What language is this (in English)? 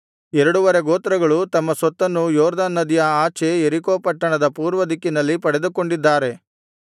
Kannada